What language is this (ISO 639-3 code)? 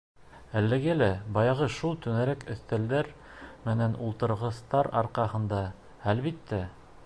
bak